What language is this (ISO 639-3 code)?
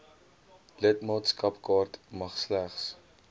afr